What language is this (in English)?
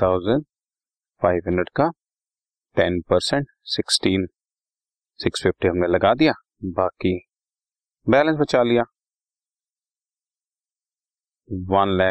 Hindi